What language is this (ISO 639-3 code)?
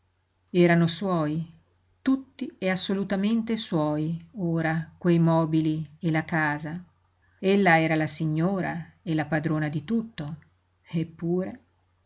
ita